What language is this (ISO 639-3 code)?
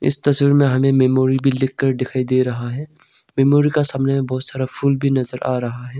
hin